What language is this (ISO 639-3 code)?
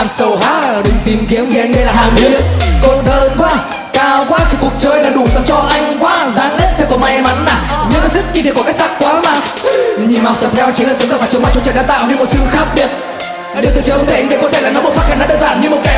vie